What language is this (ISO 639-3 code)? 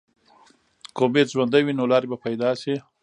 pus